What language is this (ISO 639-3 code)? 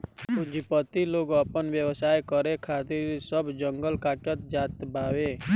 bho